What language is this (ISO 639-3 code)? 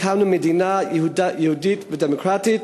heb